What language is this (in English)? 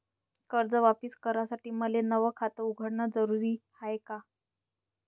Marathi